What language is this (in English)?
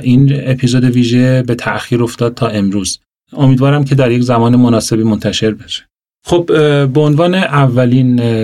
Persian